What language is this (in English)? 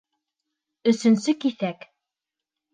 Bashkir